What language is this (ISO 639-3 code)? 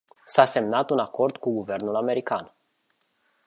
ron